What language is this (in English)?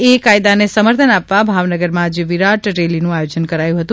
Gujarati